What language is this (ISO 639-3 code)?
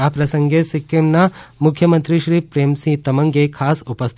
guj